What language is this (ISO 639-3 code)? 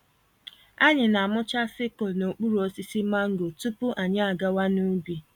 ibo